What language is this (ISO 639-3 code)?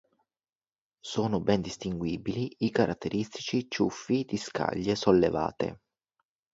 ita